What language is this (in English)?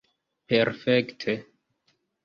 Esperanto